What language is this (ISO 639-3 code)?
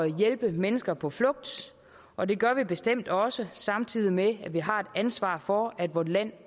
dan